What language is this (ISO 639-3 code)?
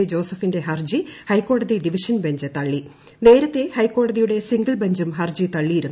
mal